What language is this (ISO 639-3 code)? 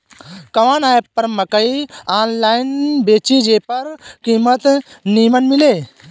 bho